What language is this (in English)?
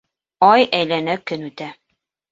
Bashkir